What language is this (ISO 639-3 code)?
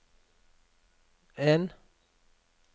nor